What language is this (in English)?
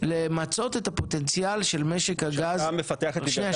Hebrew